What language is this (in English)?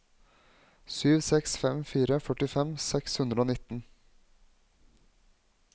Norwegian